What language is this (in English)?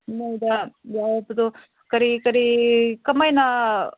Manipuri